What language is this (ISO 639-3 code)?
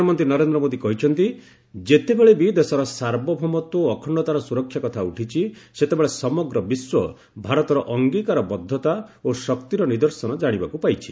ori